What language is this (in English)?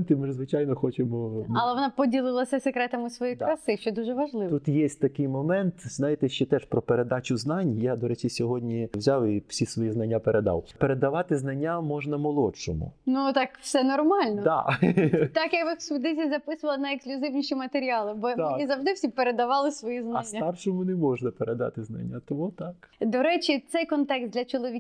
Ukrainian